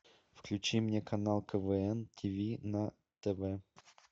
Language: Russian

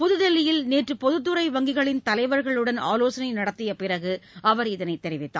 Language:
Tamil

